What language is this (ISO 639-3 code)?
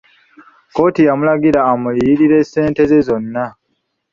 lug